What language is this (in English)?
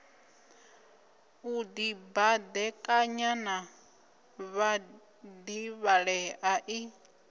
Venda